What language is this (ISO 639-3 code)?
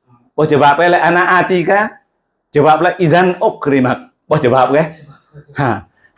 ind